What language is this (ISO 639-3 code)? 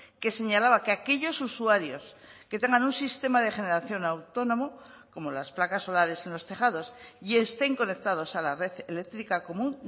spa